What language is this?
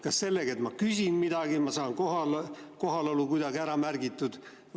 Estonian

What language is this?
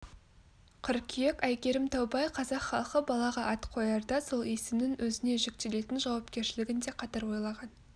Kazakh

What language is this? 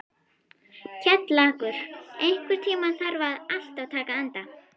Icelandic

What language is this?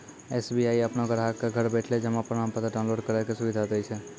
Maithili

